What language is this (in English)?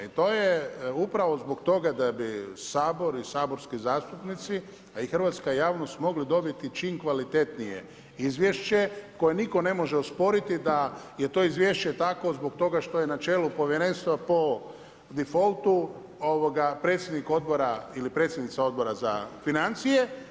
Croatian